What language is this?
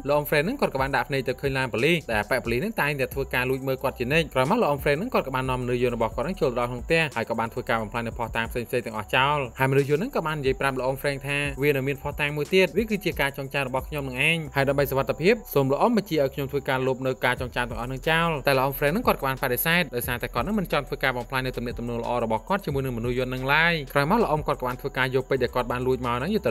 Thai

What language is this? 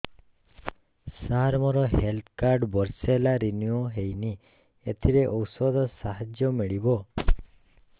Odia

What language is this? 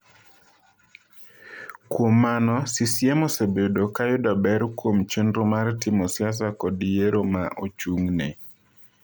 Luo (Kenya and Tanzania)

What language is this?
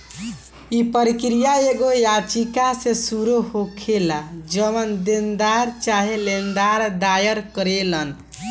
Bhojpuri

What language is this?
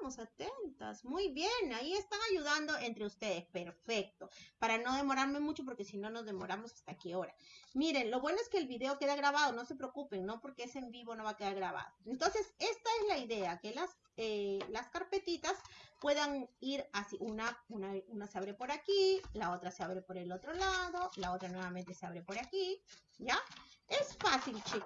Spanish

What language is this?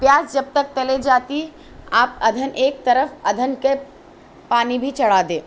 Urdu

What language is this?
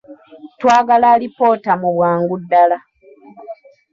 Ganda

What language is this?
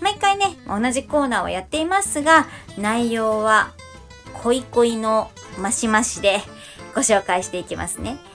Japanese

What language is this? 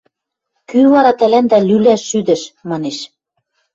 Western Mari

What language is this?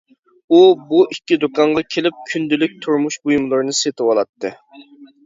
Uyghur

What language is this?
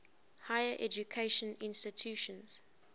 English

